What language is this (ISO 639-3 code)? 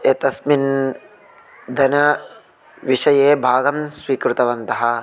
san